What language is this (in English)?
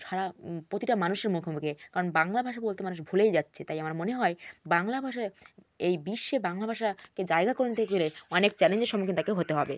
Bangla